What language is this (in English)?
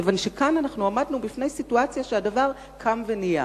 Hebrew